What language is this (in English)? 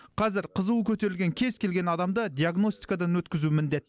Kazakh